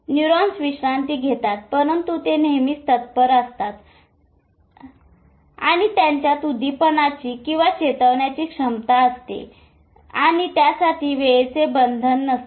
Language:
Marathi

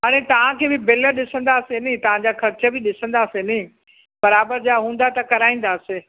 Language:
Sindhi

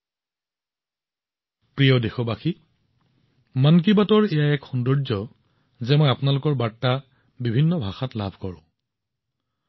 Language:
Assamese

